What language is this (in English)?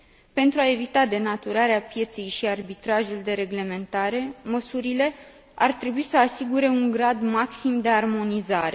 Romanian